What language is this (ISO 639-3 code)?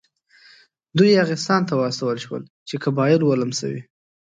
pus